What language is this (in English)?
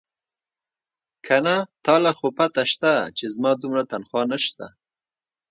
Pashto